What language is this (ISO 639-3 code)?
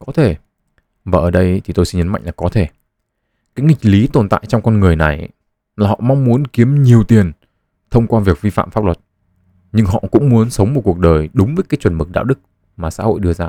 vie